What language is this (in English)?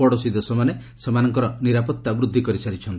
Odia